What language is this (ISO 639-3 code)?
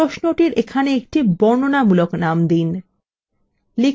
ben